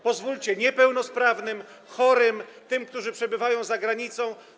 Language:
Polish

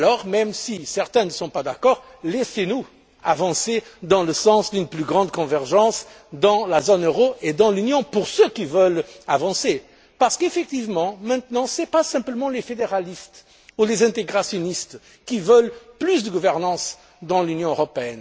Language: French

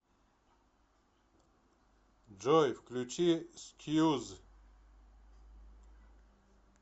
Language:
Russian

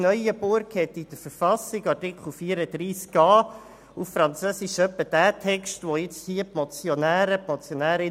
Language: Swiss German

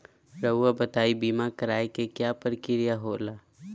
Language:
Magahi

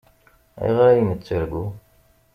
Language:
Kabyle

